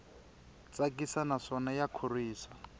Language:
Tsonga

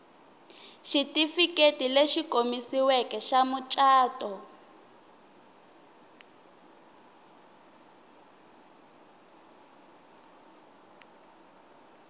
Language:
Tsonga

